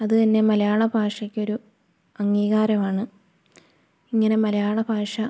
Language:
Malayalam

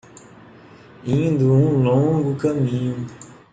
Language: Portuguese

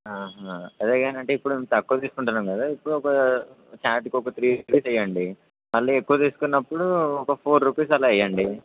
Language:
Telugu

